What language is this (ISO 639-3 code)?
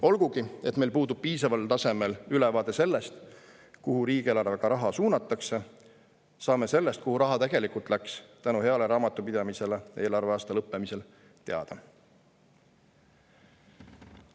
est